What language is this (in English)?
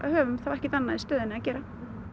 Icelandic